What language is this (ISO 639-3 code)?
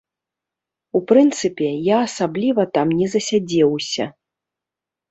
bel